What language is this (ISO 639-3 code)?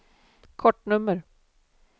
swe